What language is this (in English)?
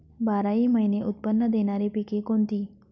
Marathi